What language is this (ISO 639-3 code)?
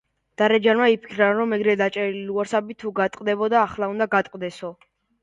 kat